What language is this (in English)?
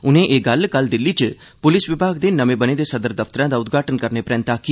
Dogri